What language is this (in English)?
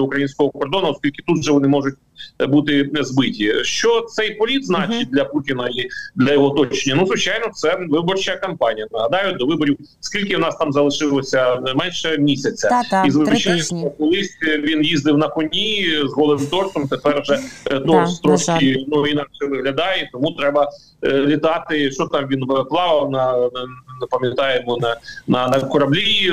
Ukrainian